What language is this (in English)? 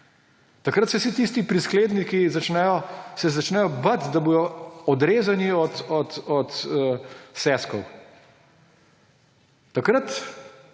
Slovenian